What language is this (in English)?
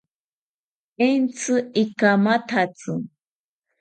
South Ucayali Ashéninka